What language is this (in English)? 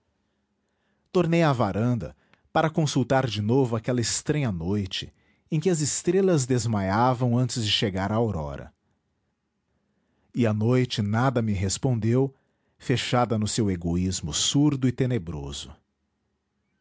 Portuguese